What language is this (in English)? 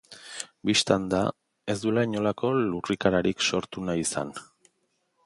Basque